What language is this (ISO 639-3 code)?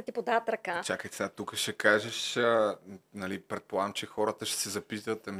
bul